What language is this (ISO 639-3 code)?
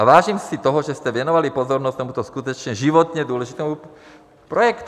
ces